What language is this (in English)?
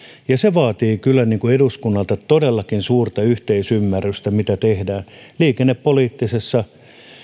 Finnish